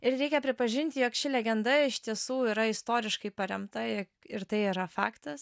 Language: Lithuanian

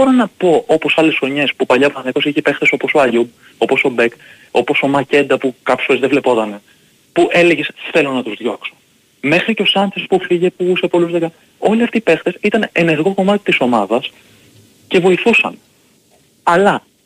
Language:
Greek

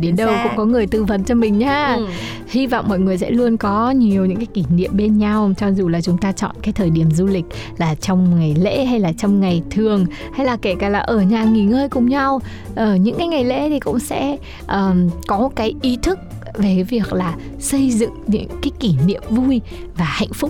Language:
Vietnamese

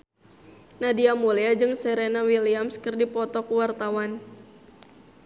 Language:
Sundanese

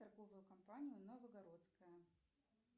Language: Russian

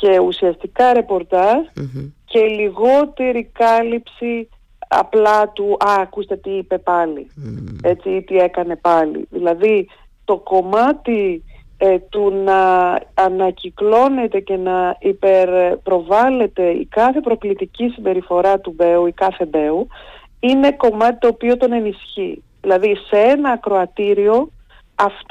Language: Greek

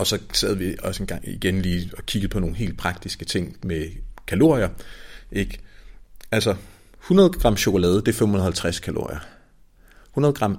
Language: Danish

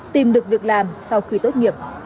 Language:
Vietnamese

